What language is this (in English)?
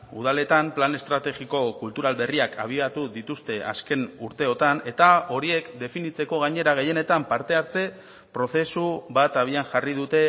Basque